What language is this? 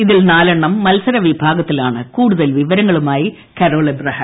Malayalam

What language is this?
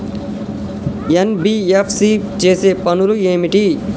Telugu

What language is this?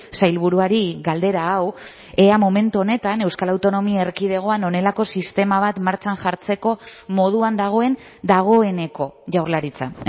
Basque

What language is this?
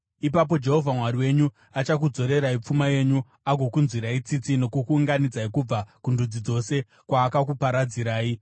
Shona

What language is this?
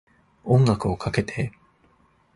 Japanese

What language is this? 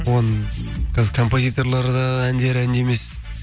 Kazakh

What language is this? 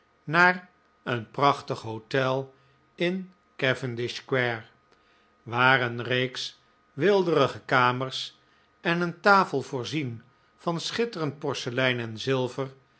Dutch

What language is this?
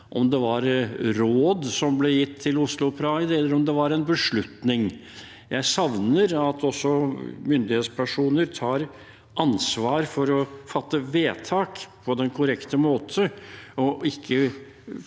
Norwegian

